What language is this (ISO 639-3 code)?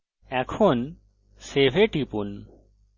ben